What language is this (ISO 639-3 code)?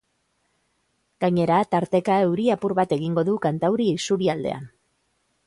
eus